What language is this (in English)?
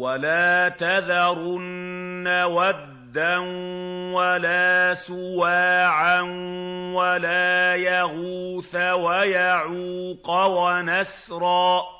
Arabic